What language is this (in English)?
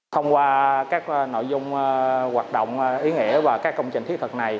Vietnamese